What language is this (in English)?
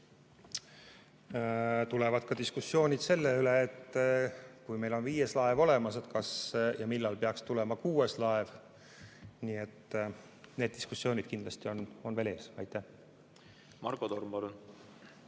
Estonian